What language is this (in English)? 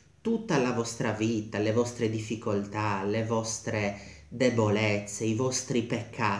Italian